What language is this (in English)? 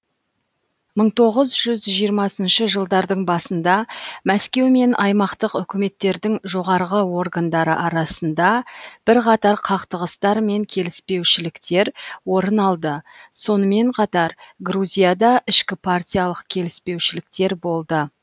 Kazakh